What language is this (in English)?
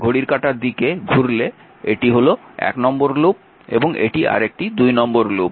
Bangla